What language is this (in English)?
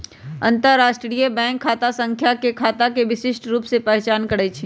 Magahi